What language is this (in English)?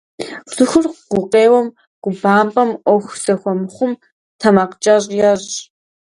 Kabardian